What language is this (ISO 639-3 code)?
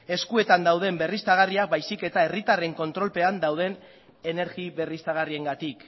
eus